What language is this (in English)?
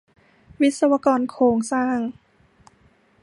Thai